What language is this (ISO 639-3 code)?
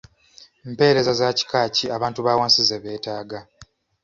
lug